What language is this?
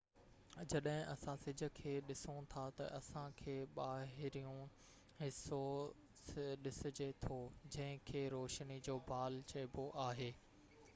Sindhi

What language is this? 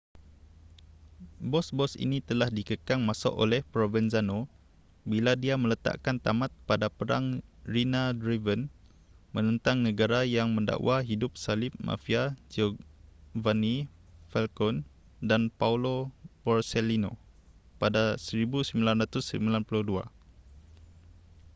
Malay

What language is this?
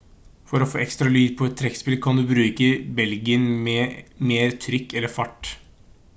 Norwegian Bokmål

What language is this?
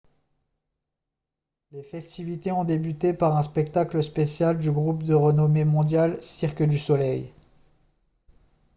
French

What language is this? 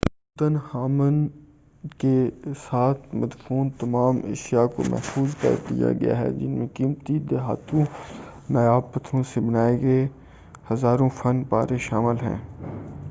Urdu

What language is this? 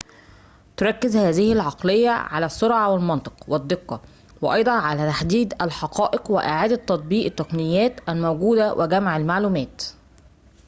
Arabic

